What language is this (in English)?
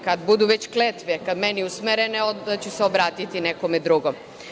Serbian